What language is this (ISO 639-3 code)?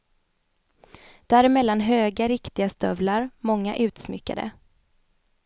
swe